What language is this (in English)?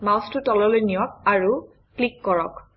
Assamese